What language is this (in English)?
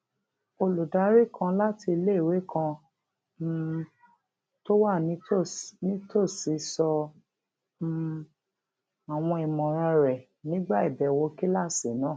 Yoruba